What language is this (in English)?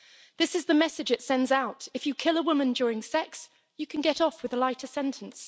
English